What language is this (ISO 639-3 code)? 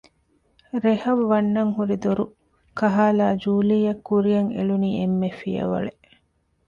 div